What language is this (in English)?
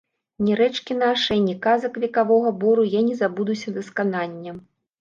Belarusian